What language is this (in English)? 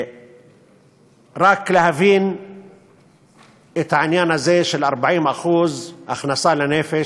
Hebrew